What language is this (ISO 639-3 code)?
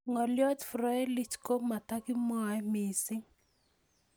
kln